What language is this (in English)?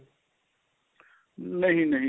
Punjabi